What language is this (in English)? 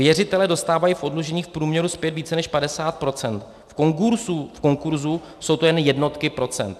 Czech